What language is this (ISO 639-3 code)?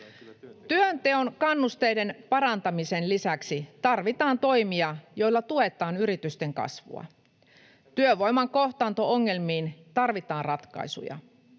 fin